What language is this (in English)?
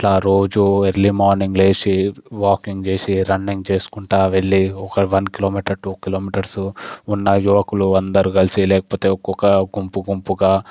Telugu